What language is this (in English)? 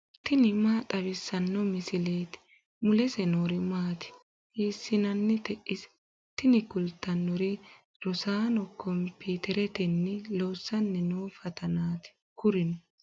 Sidamo